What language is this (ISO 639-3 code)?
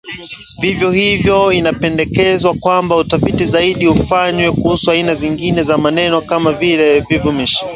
swa